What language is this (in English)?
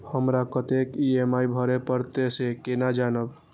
Maithili